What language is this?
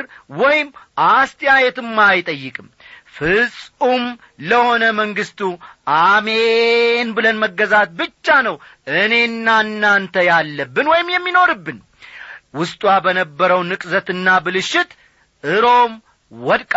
Amharic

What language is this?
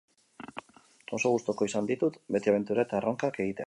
Basque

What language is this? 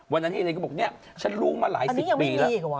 Thai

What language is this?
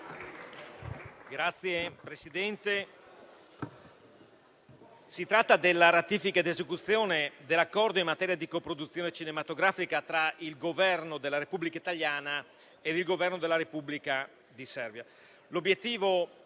Italian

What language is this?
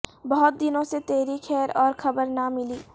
Urdu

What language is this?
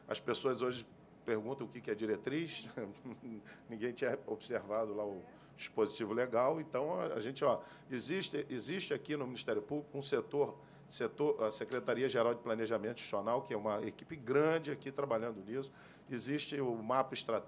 Portuguese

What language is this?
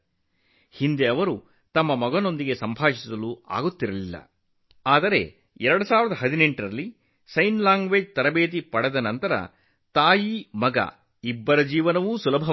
Kannada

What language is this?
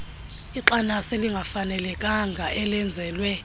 Xhosa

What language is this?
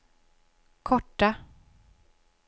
Swedish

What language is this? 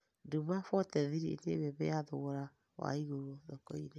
Kikuyu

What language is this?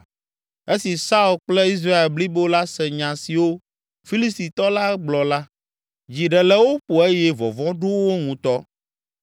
Ewe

